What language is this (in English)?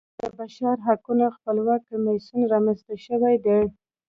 Pashto